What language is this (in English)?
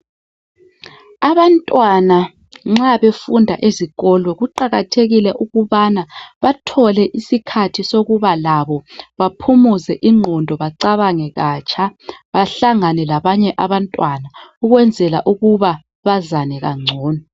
North Ndebele